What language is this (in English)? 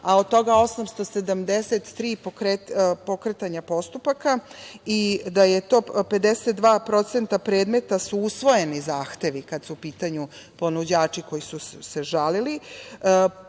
Serbian